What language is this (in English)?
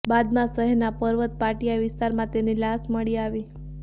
Gujarati